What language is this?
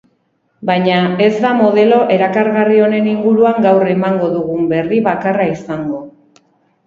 Basque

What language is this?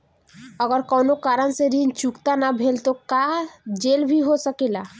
Bhojpuri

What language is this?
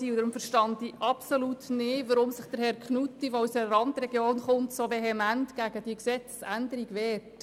Swiss German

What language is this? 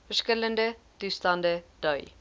Afrikaans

